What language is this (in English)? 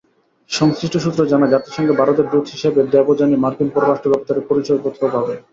Bangla